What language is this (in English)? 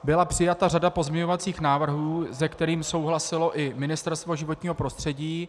Czech